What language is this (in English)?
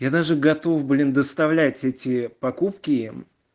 Russian